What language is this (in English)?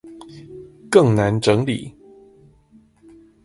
Chinese